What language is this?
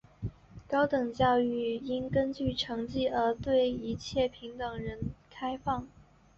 Chinese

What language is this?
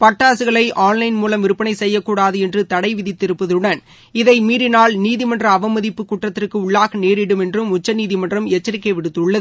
Tamil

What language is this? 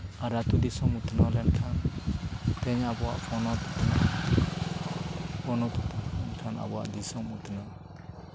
Santali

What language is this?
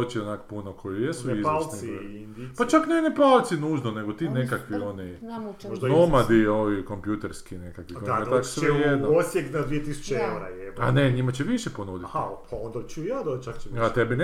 Croatian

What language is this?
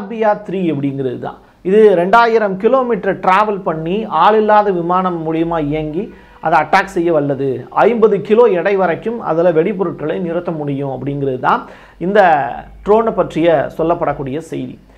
Tamil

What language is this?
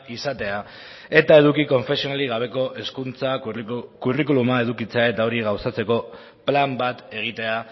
Basque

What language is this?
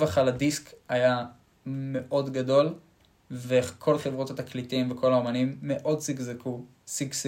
Hebrew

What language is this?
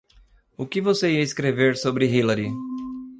Portuguese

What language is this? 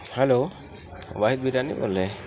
Urdu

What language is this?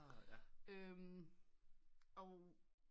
Danish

